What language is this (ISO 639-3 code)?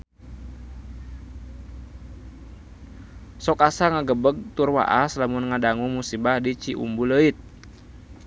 sun